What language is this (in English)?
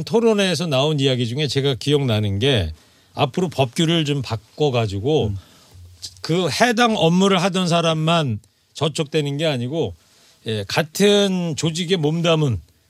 Korean